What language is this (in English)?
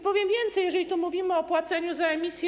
Polish